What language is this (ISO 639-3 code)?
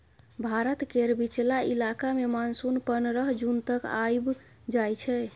mai